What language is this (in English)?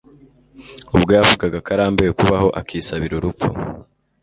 Kinyarwanda